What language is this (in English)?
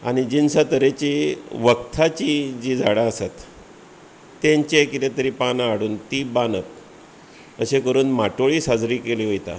Konkani